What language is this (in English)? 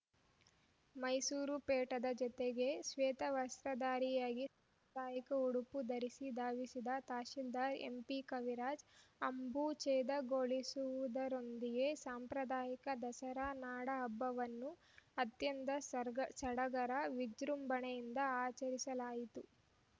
Kannada